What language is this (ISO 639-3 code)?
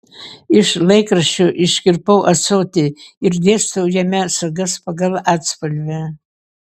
lit